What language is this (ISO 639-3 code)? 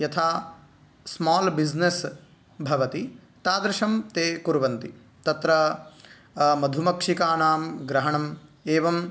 san